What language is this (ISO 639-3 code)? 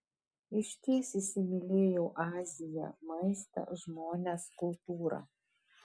lit